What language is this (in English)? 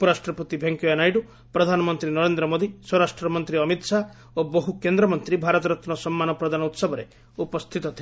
Odia